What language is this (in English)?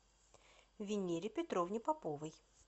Russian